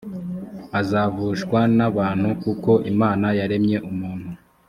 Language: Kinyarwanda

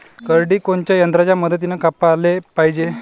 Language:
Marathi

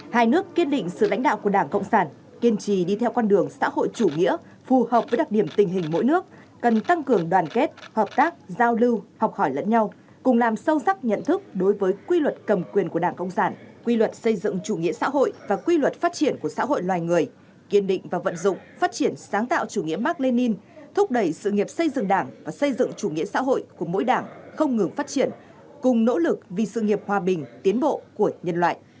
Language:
Vietnamese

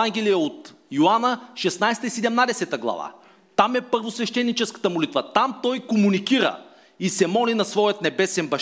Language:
Bulgarian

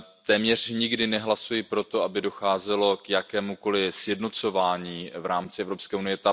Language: Czech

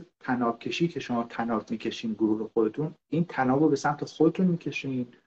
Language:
Persian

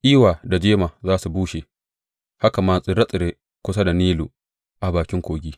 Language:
Hausa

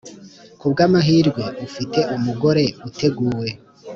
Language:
Kinyarwanda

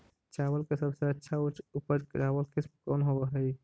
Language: Magahi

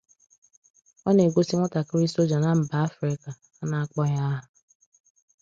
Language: Igbo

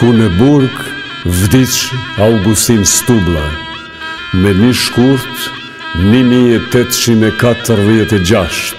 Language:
Romanian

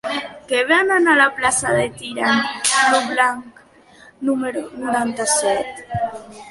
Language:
Catalan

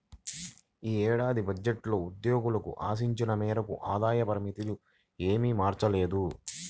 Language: Telugu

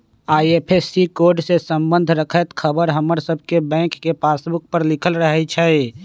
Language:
Magahi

